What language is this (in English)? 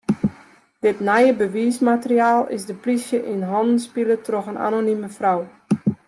Western Frisian